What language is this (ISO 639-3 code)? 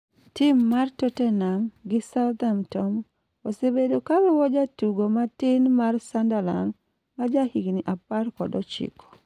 luo